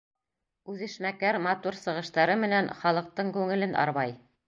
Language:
Bashkir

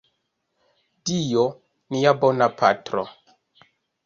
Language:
Esperanto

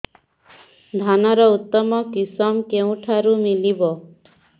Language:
Odia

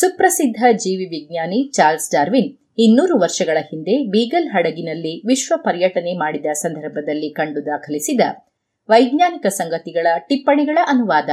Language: Kannada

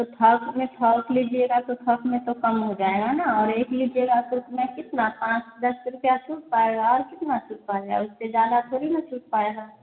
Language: Hindi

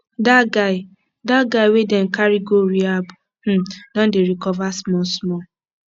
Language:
Nigerian Pidgin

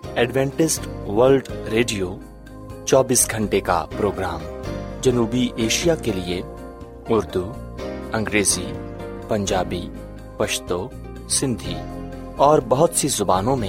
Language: Urdu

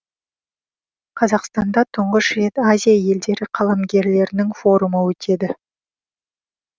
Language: Kazakh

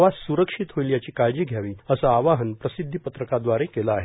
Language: Marathi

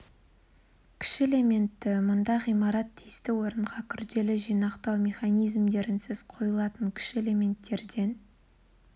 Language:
Kazakh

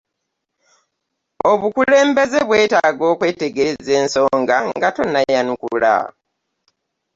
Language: Ganda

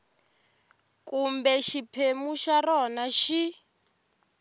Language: Tsonga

